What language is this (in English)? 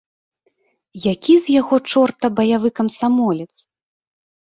Belarusian